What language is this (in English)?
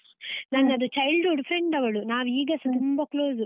Kannada